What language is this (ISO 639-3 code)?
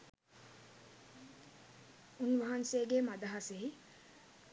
sin